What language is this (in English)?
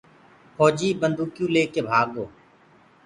Gurgula